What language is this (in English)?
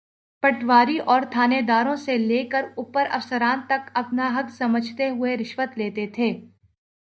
Urdu